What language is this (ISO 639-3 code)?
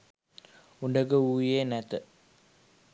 sin